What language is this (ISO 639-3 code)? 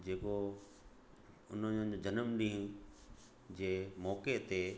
snd